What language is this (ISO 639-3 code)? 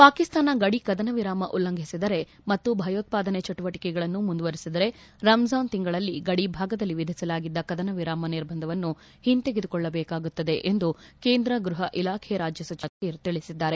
kan